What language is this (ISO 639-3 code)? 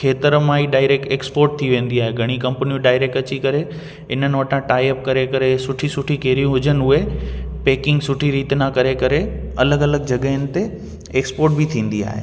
snd